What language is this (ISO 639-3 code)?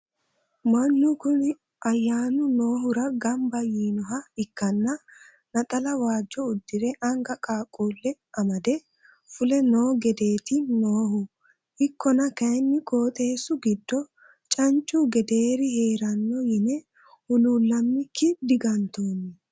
sid